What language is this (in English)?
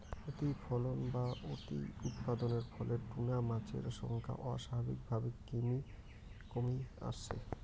Bangla